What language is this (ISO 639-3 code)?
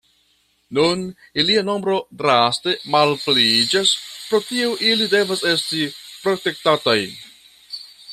epo